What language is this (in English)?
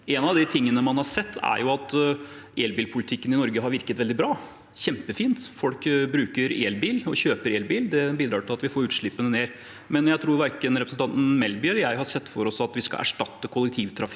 Norwegian